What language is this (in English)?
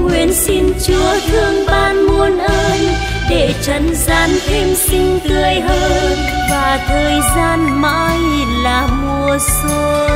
Vietnamese